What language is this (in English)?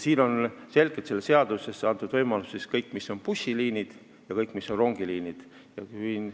Estonian